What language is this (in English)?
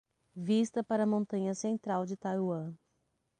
Portuguese